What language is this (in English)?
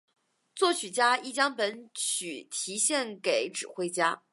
Chinese